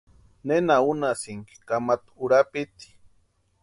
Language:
Western Highland Purepecha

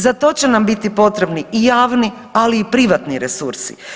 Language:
Croatian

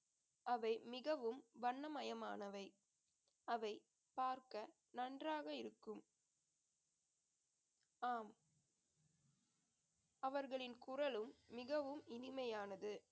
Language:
Tamil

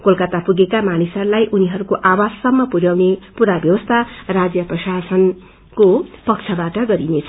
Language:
Nepali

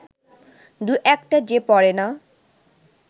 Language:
Bangla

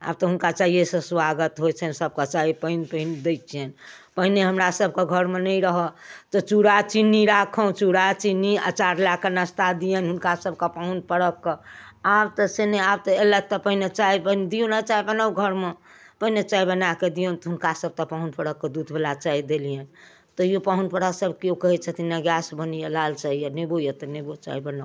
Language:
Maithili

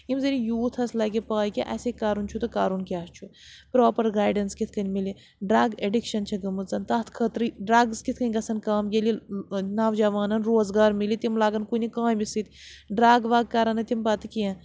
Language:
Kashmiri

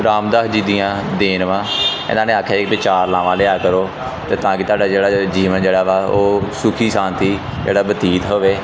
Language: Punjabi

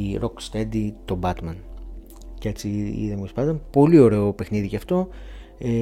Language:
Greek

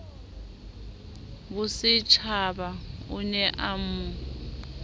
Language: Southern Sotho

